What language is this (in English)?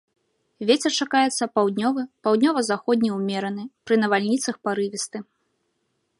Belarusian